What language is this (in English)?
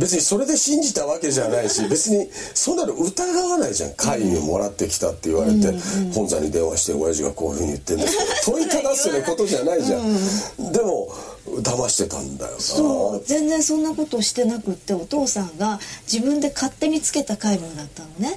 Japanese